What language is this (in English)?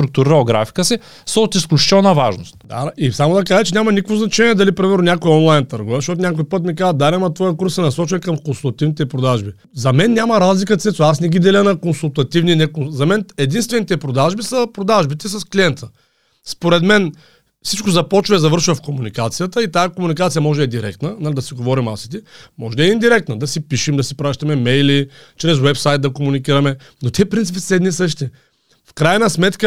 Bulgarian